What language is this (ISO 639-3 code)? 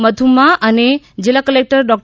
guj